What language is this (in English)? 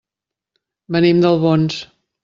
Catalan